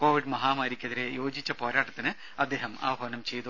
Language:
Malayalam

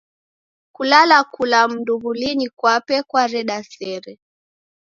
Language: Taita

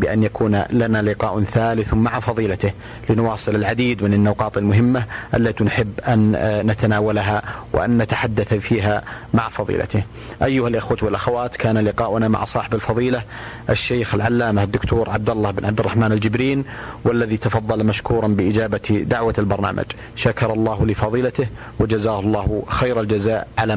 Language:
Arabic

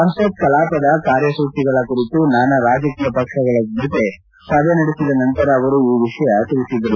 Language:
Kannada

